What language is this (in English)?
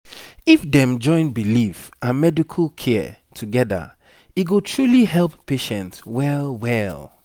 Nigerian Pidgin